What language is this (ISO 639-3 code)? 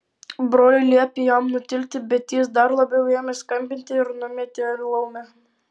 lit